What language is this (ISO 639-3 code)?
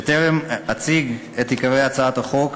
heb